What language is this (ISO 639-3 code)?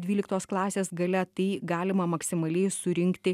lit